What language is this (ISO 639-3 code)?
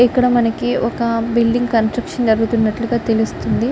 tel